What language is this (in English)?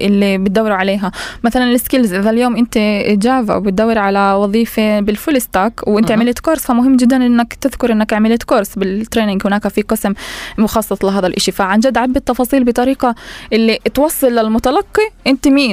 Arabic